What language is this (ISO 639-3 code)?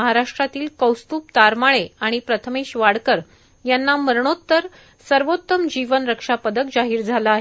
mar